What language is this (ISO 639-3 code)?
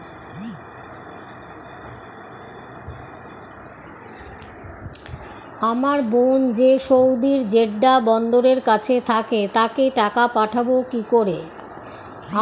ben